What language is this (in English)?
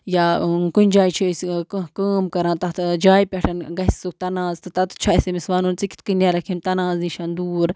Kashmiri